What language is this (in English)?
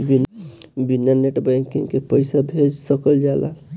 Bhojpuri